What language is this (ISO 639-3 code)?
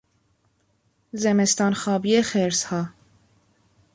fas